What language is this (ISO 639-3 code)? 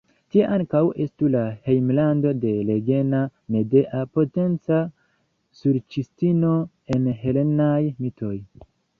epo